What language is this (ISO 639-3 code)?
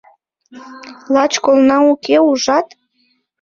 chm